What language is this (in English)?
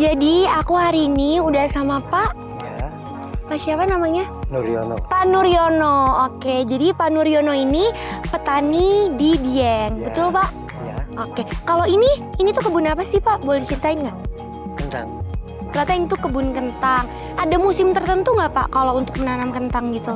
Indonesian